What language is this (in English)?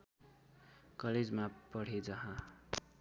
Nepali